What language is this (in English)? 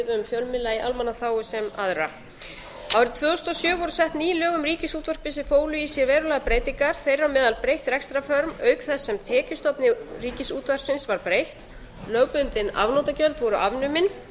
Icelandic